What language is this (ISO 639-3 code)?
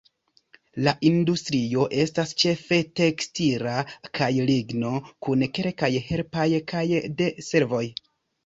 epo